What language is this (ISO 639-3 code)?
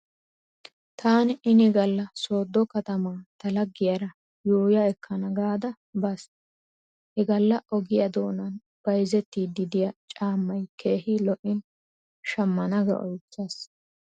wal